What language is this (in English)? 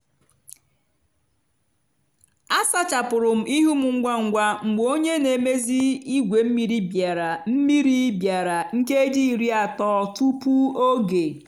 Igbo